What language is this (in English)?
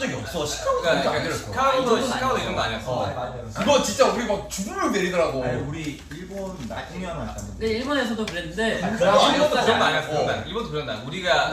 Korean